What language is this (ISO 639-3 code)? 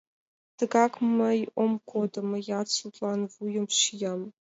chm